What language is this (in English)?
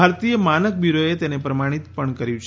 Gujarati